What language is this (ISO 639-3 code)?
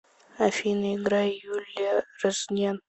rus